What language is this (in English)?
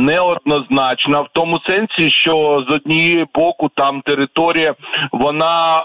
Ukrainian